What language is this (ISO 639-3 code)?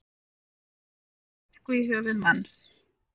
isl